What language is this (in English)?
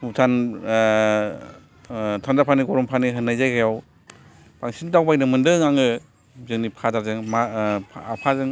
Bodo